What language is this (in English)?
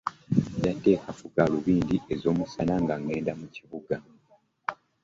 Ganda